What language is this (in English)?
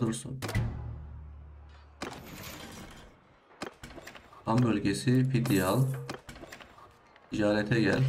Turkish